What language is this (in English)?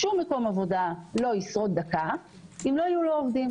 Hebrew